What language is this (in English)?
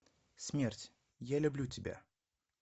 Russian